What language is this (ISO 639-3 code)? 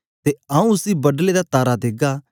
doi